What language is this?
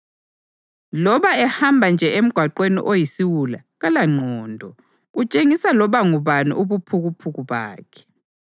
North Ndebele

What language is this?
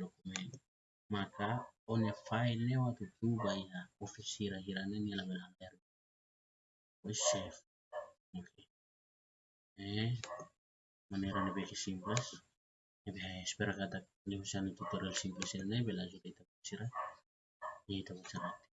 Indonesian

